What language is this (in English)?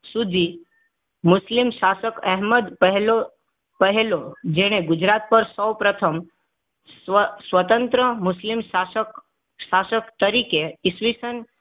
Gujarati